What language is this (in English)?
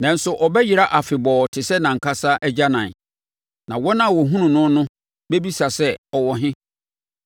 Akan